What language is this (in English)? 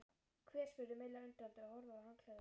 Icelandic